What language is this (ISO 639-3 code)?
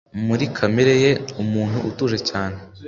kin